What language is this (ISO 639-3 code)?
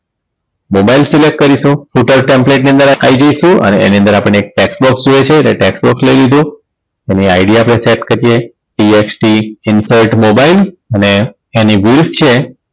guj